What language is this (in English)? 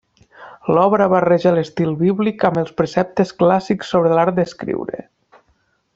Catalan